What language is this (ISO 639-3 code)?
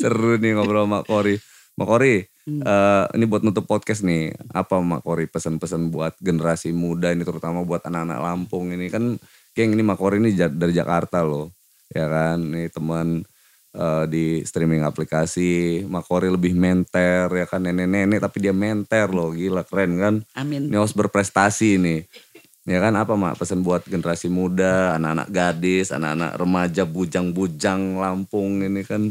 ind